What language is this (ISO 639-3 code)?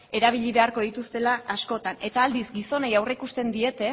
eus